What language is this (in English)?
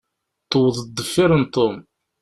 Kabyle